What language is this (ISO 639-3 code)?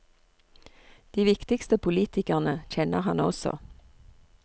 nor